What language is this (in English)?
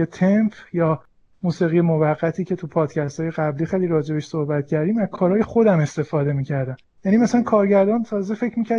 Persian